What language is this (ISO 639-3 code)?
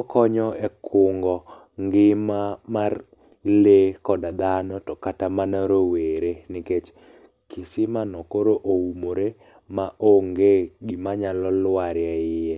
luo